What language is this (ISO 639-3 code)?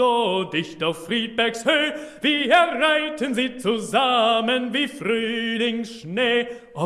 deu